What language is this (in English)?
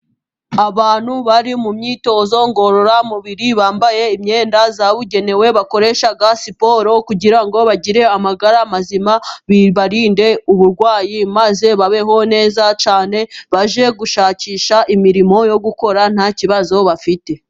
Kinyarwanda